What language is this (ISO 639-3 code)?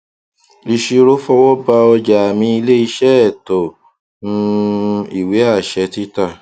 yor